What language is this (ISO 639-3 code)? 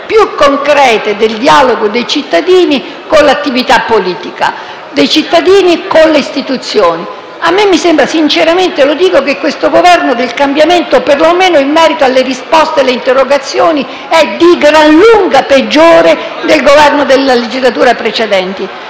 ita